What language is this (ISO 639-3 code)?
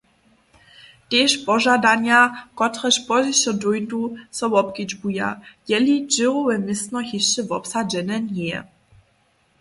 hsb